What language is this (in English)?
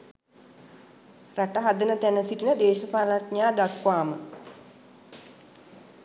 Sinhala